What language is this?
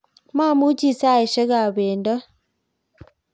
Kalenjin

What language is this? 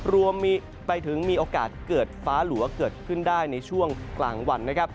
Thai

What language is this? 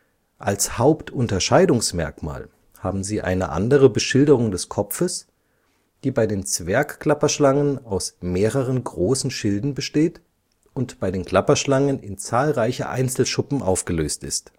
German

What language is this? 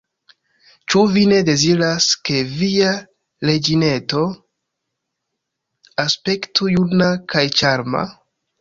Esperanto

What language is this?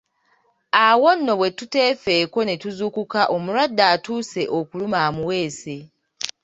Ganda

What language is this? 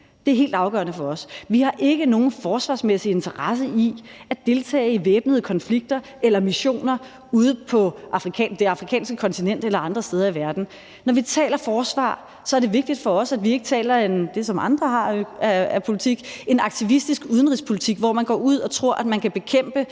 Danish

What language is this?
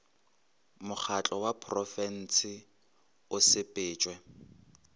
Northern Sotho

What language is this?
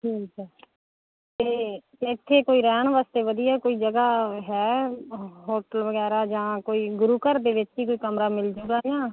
Punjabi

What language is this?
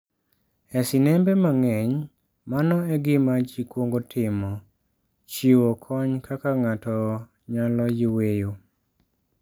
Luo (Kenya and Tanzania)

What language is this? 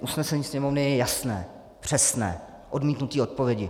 Czech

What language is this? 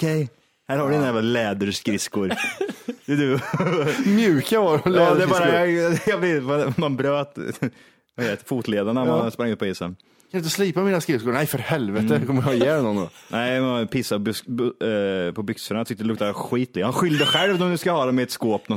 Swedish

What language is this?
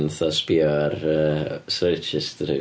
Welsh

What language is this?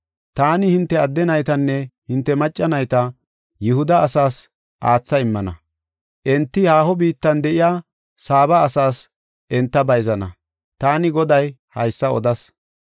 Gofa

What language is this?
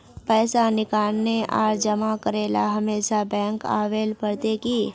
Magahi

